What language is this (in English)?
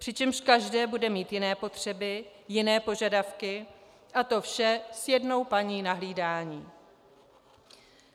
Czech